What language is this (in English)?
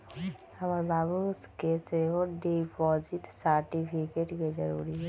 Magahi